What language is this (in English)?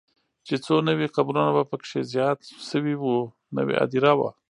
Pashto